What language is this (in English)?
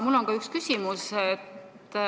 Estonian